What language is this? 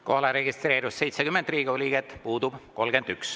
Estonian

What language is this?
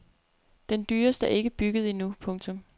Danish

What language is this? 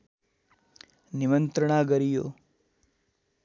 Nepali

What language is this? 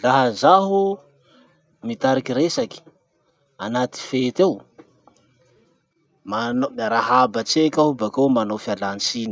Masikoro Malagasy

